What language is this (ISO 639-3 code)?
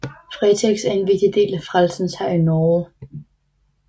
dan